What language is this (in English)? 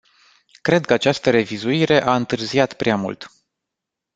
Romanian